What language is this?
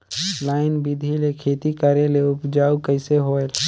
Chhattisgarhi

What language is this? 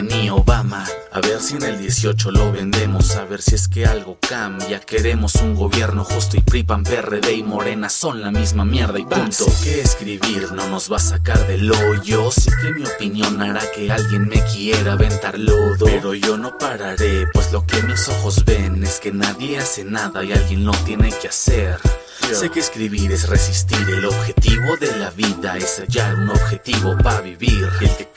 Spanish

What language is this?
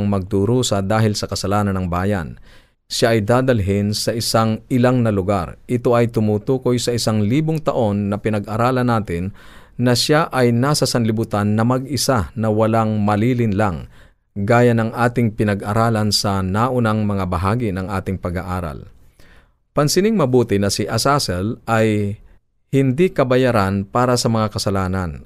Filipino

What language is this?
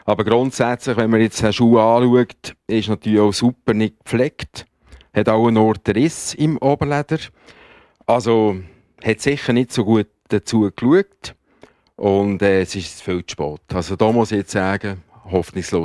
German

